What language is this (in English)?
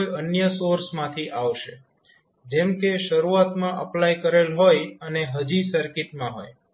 Gujarati